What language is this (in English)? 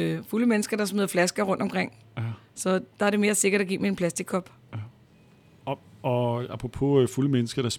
Danish